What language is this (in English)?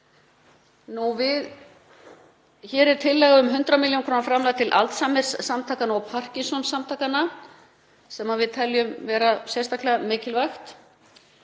Icelandic